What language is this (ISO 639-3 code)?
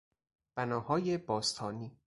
fas